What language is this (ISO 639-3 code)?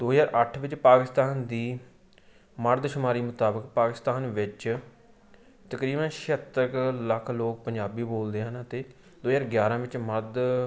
pan